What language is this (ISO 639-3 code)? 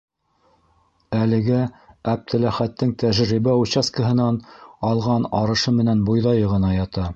bak